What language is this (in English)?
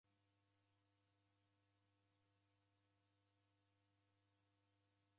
Taita